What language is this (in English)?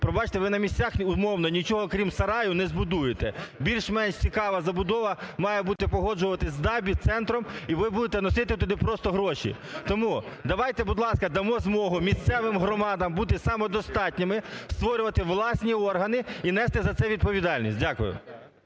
Ukrainian